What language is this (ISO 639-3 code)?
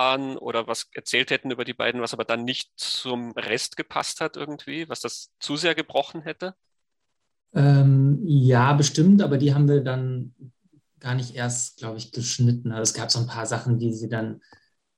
deu